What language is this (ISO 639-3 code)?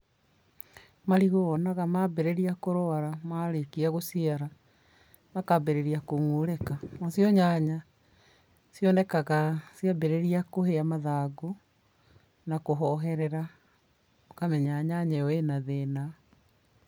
kik